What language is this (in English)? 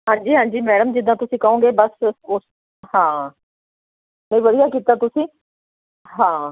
Punjabi